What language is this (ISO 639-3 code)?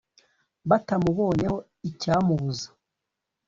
kin